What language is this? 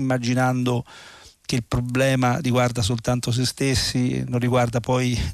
Italian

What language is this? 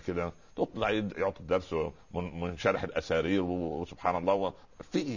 Arabic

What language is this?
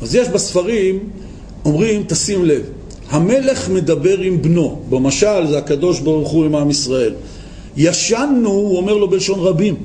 Hebrew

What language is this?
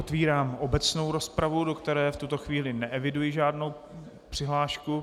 Czech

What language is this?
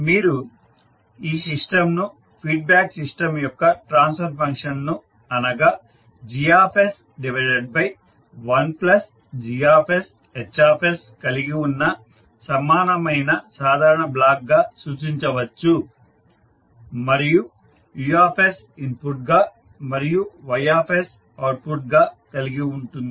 Telugu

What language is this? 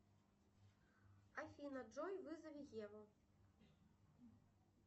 Russian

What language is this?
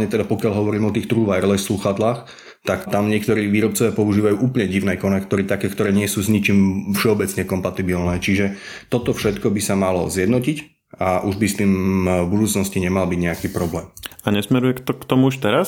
Slovak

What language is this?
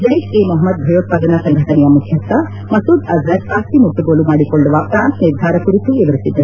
Kannada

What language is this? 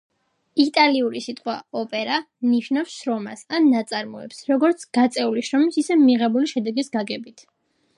Georgian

